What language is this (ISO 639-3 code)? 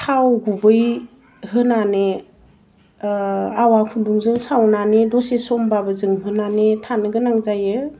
brx